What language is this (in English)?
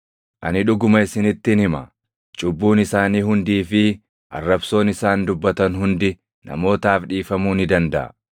Oromo